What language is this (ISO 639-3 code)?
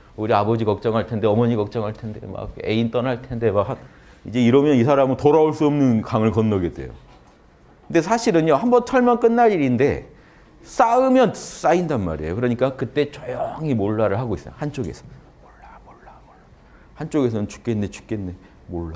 kor